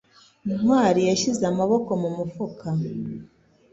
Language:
Kinyarwanda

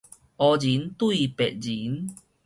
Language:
Min Nan Chinese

